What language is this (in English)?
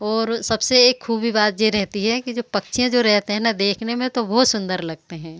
Hindi